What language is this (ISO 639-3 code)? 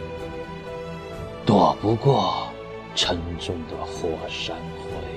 zho